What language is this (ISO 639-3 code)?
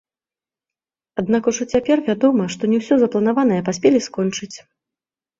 bel